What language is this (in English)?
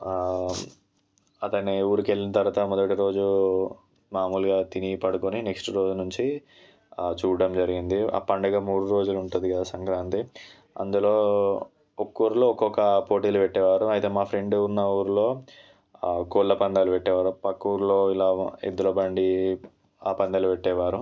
Telugu